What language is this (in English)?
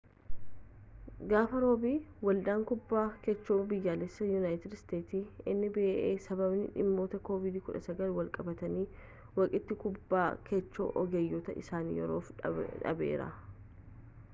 Oromo